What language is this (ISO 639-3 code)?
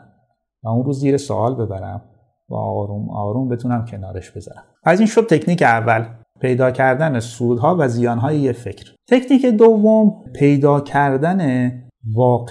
fas